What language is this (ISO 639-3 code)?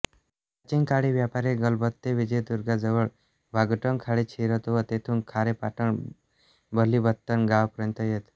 mar